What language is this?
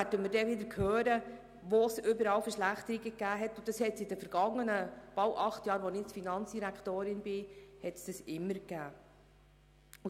Swiss German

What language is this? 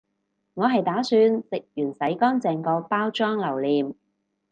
Cantonese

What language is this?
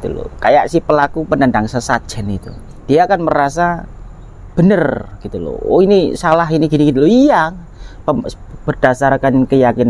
Indonesian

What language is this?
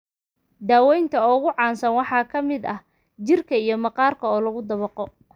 Somali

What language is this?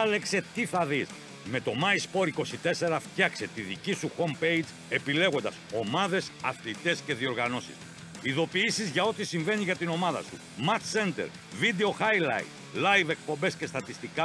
Greek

